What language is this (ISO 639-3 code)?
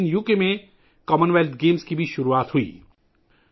urd